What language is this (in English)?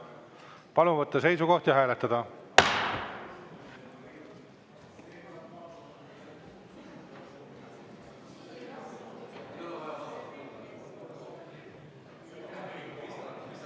Estonian